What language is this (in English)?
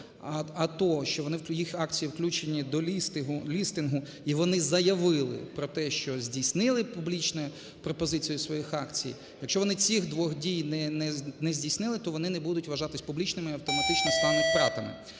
Ukrainian